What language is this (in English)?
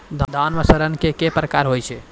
Maithili